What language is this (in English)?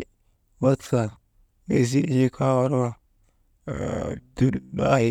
Maba